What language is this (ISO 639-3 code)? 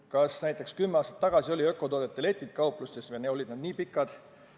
est